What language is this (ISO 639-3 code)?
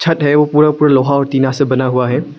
hin